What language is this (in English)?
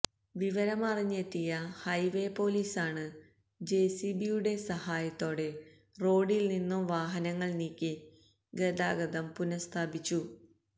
Malayalam